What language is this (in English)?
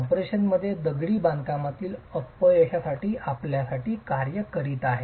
Marathi